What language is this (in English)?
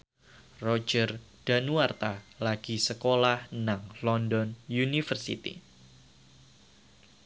Javanese